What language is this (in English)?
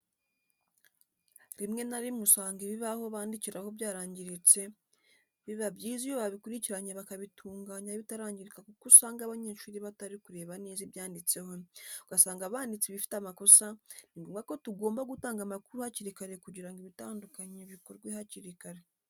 Kinyarwanda